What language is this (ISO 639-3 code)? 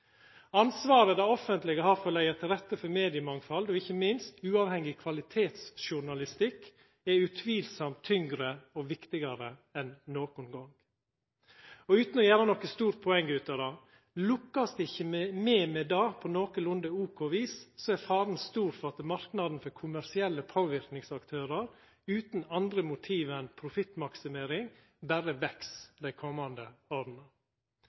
nno